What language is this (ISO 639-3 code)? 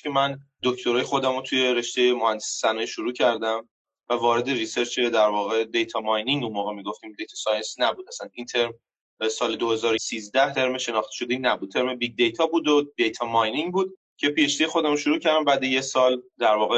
fas